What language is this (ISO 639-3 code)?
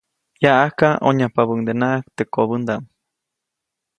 zoc